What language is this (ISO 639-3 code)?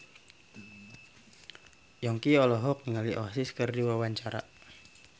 sun